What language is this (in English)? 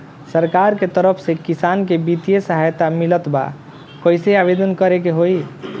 Bhojpuri